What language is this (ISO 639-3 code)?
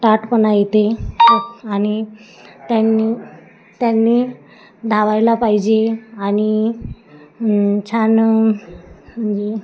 mar